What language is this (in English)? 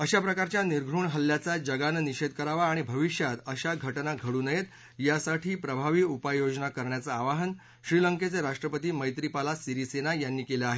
Marathi